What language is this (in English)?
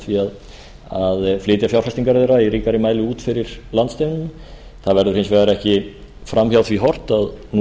Icelandic